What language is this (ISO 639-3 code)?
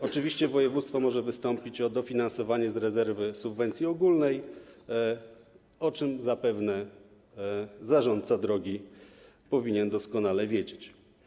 pol